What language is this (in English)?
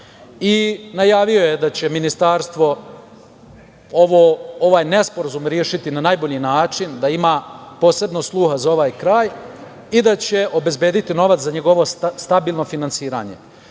Serbian